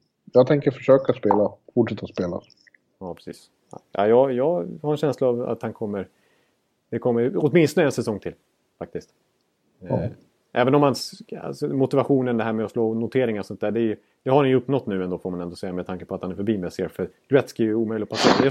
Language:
Swedish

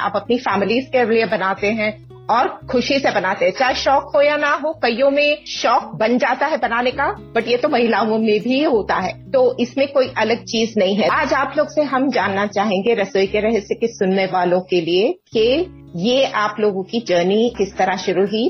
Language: Hindi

